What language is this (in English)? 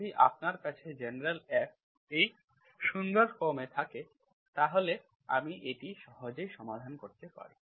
Bangla